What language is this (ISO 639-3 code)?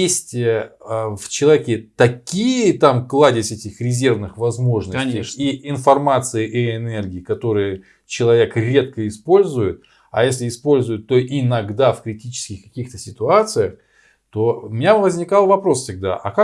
rus